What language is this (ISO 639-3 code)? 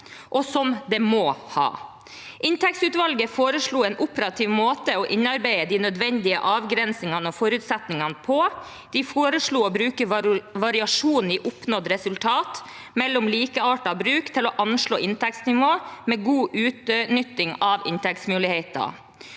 nor